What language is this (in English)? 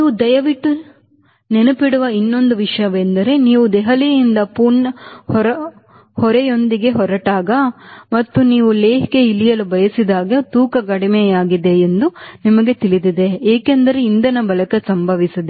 Kannada